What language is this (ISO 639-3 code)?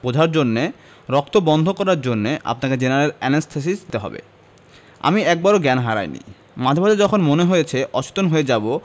ben